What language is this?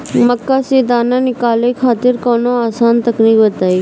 Bhojpuri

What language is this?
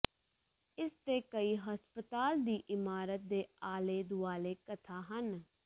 Punjabi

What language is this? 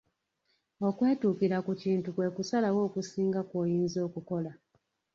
Ganda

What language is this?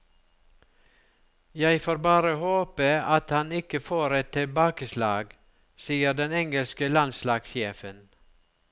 Norwegian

